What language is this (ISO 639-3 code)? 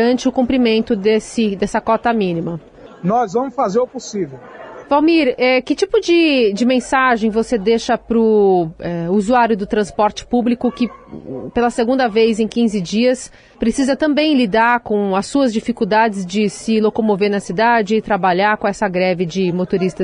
por